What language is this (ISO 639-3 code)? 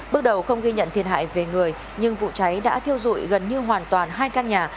vie